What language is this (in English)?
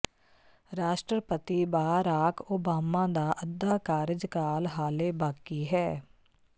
Punjabi